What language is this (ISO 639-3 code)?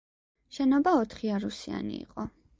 kat